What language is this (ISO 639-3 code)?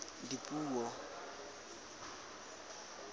tsn